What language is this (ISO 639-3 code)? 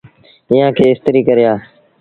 sbn